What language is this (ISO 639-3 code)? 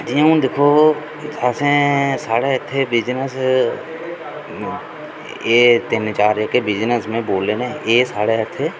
doi